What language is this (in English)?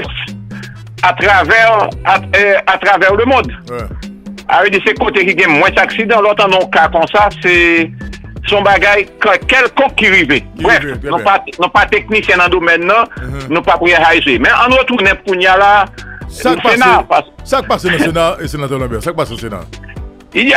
French